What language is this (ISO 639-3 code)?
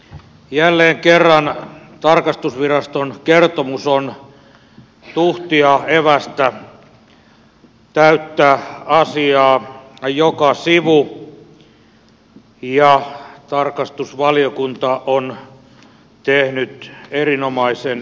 fin